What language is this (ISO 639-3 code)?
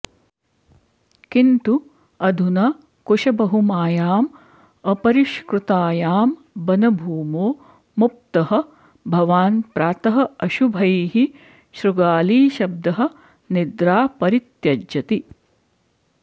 san